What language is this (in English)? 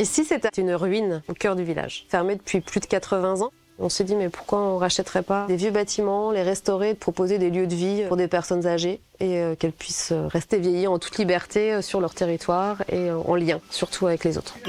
French